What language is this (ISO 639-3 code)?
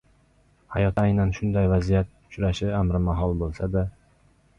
uzb